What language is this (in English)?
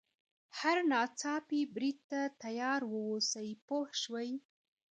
Pashto